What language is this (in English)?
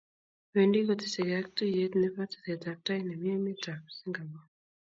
Kalenjin